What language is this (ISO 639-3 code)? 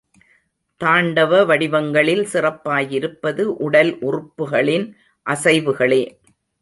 tam